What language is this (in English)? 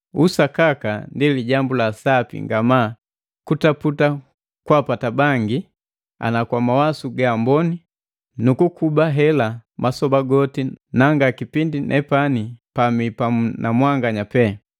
Matengo